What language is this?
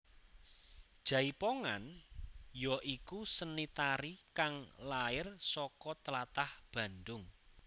Javanese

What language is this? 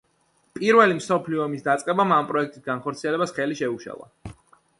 Georgian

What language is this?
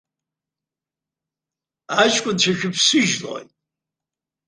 Abkhazian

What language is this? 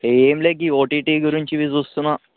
Telugu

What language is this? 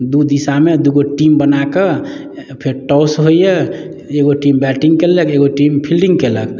Maithili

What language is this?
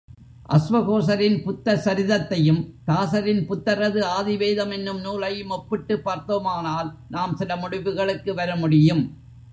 Tamil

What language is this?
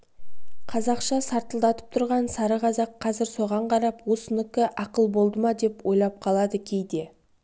Kazakh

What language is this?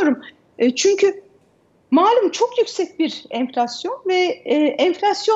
Turkish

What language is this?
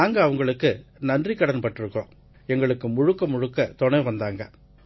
Tamil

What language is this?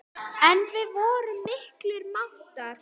Icelandic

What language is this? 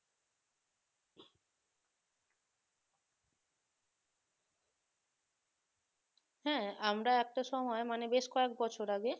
Bangla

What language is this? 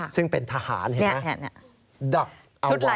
Thai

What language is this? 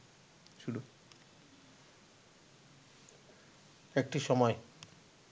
Bangla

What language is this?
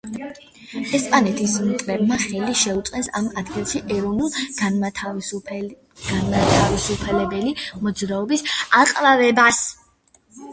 Georgian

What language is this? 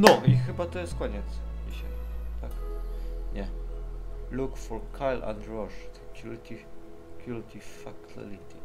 Polish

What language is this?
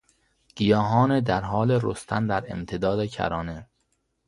Persian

